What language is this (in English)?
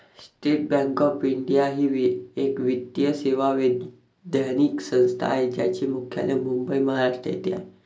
Marathi